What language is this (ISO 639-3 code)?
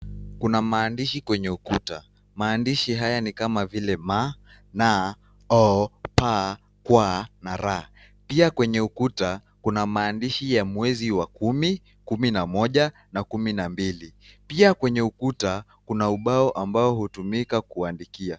swa